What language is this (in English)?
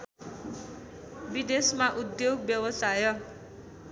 Nepali